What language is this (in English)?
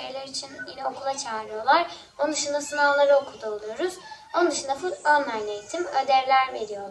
Turkish